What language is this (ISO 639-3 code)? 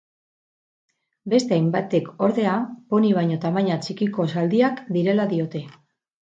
eus